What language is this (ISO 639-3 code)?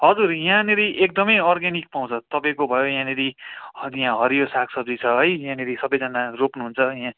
nep